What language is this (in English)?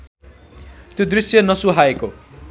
Nepali